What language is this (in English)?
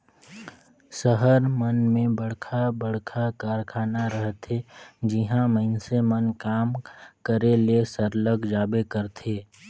Chhattisgarhi